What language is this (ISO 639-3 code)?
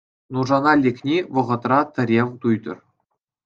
chv